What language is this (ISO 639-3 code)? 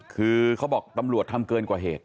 tha